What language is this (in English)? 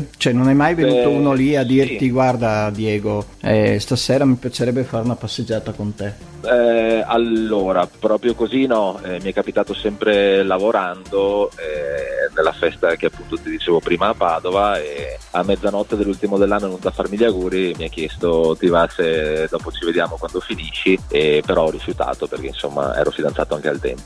Italian